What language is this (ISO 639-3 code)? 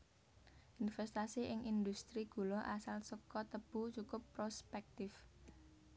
jav